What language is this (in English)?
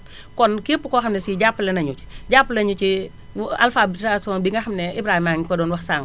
Wolof